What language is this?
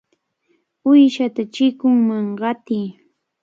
Cajatambo North Lima Quechua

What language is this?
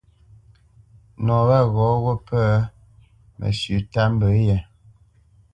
Bamenyam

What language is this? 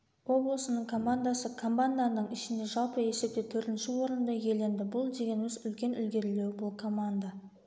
Kazakh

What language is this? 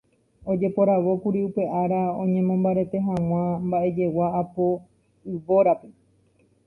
Guarani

